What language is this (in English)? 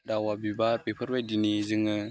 Bodo